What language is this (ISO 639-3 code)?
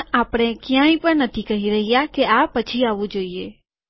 guj